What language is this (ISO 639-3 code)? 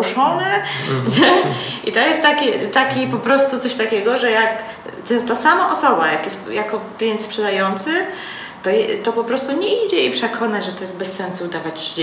pol